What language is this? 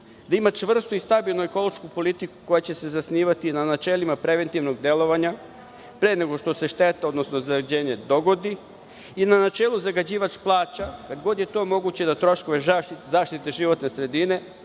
Serbian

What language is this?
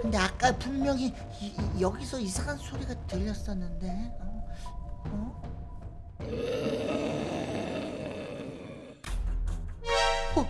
Korean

